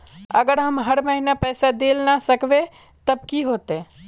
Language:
Magahi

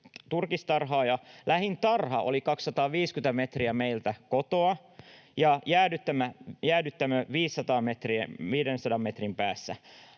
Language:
Finnish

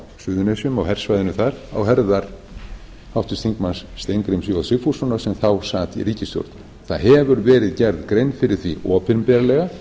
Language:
Icelandic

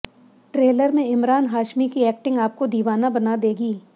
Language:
Hindi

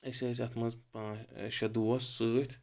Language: Kashmiri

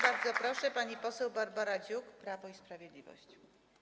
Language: Polish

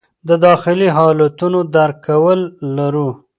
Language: Pashto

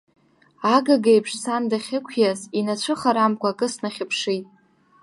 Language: Abkhazian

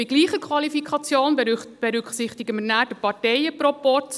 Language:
Swiss German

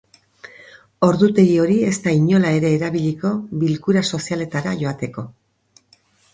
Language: Basque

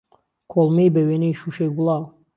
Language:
Central Kurdish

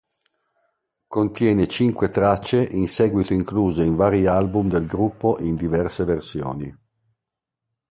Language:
Italian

